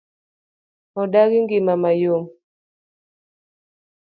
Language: Luo (Kenya and Tanzania)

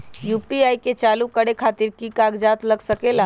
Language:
Magahi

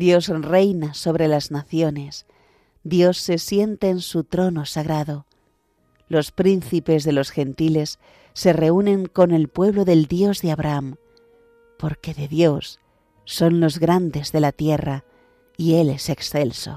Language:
Spanish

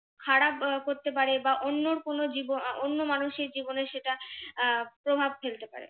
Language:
Bangla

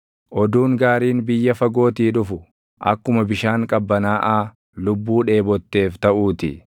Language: Oromo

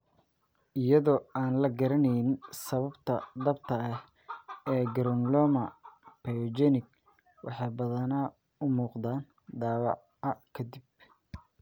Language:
Somali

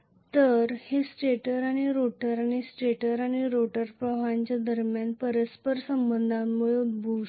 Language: Marathi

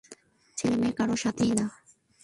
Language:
Bangla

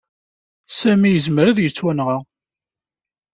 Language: Kabyle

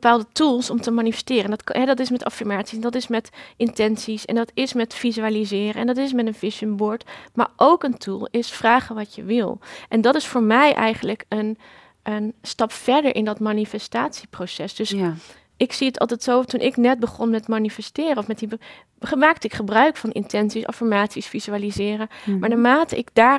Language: Dutch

